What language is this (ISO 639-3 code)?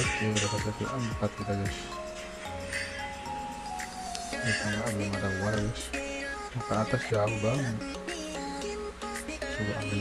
ind